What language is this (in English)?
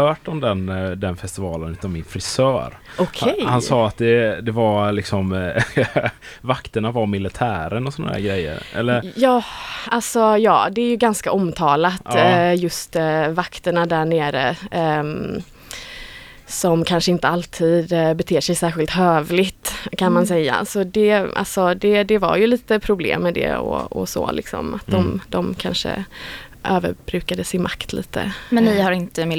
Swedish